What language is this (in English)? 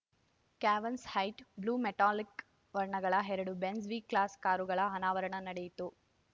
Kannada